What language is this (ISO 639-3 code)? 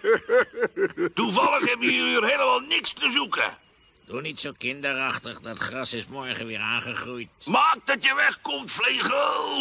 nld